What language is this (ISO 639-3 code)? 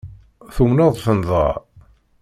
kab